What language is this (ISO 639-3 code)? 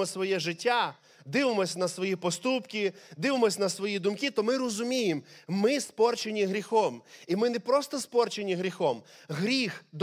ukr